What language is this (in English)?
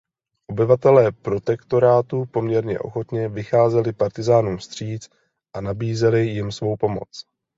Czech